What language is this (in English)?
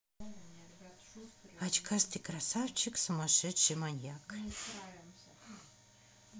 Russian